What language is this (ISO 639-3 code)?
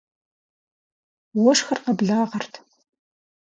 kbd